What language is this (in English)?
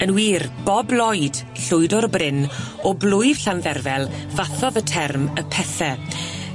Welsh